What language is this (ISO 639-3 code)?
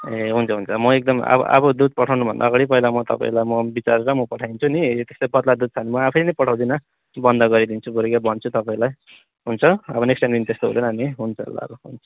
nep